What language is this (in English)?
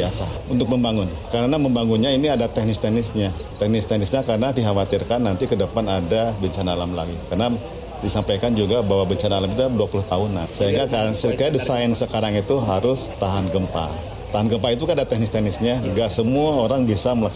Indonesian